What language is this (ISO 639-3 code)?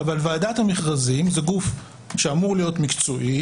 heb